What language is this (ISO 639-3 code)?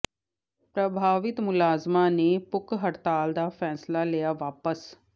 pan